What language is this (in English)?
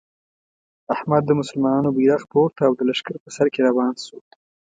Pashto